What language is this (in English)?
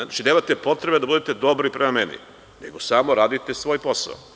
Serbian